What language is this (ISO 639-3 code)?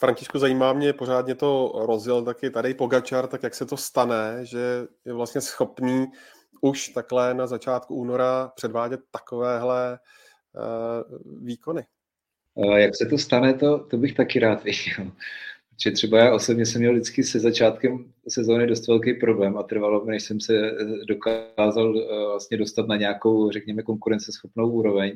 ces